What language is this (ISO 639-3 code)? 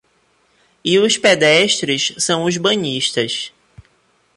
por